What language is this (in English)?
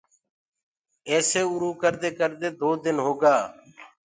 Gurgula